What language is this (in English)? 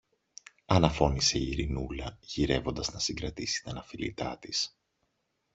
Greek